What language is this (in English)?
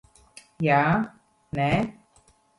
Latvian